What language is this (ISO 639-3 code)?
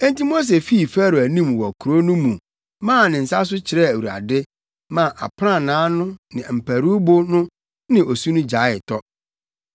aka